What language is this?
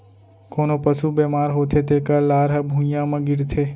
Chhattisgarhi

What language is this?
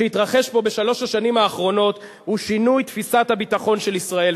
Hebrew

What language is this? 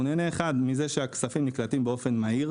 Hebrew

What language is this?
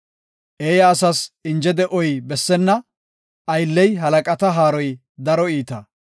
Gofa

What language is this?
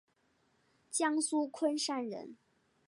Chinese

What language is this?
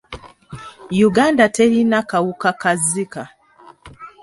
Ganda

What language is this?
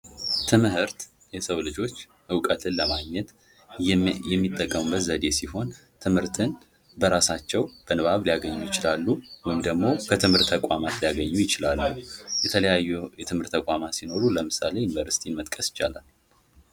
Amharic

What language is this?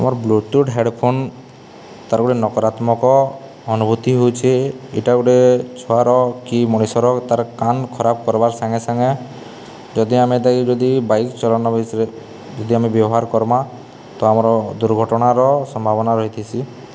Odia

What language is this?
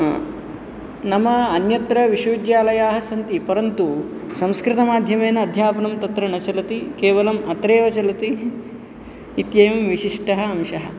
Sanskrit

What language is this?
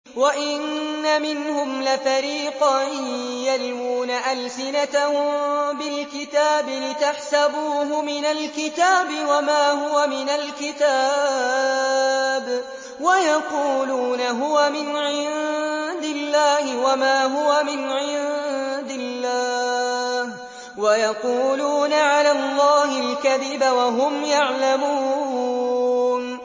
Arabic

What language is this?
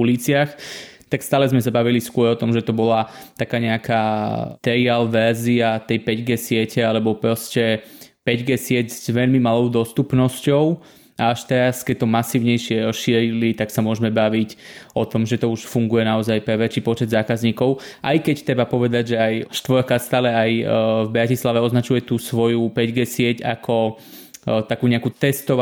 Slovak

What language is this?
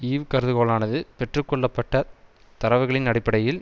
Tamil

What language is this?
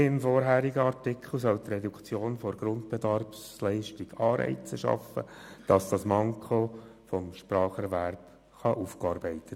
Swiss German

